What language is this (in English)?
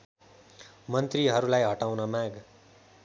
Nepali